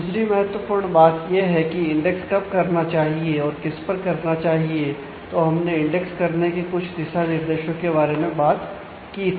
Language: Hindi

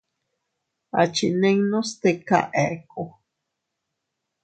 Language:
Teutila Cuicatec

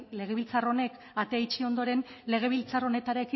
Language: Basque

